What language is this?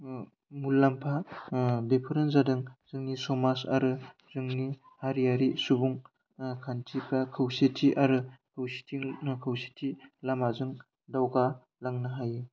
Bodo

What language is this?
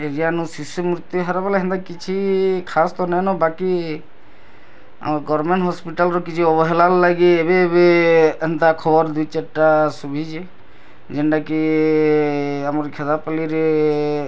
Odia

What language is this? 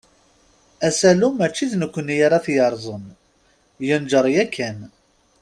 Kabyle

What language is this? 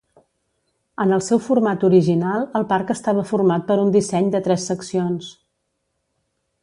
Catalan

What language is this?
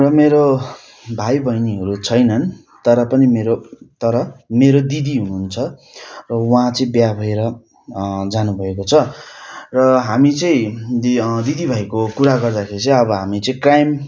Nepali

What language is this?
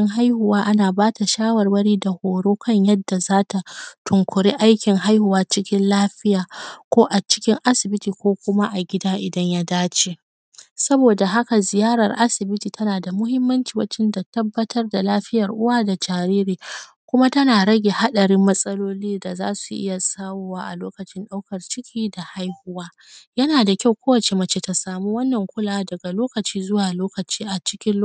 Hausa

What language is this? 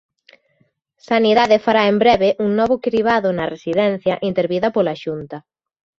Galician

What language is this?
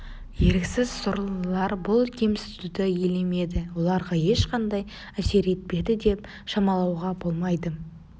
Kazakh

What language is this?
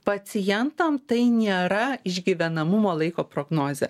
Lithuanian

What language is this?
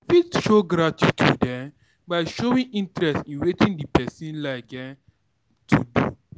Nigerian Pidgin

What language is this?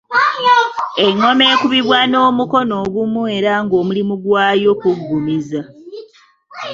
Ganda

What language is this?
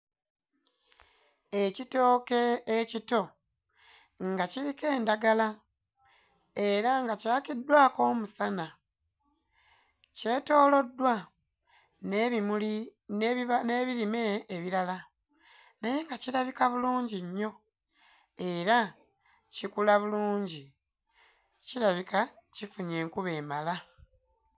Ganda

